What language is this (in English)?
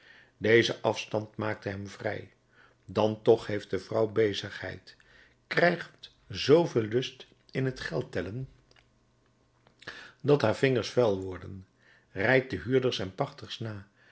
Dutch